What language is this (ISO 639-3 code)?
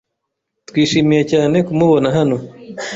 kin